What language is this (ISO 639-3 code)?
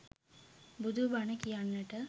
sin